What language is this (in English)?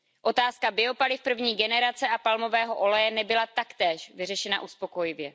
Czech